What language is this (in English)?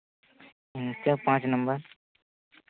Santali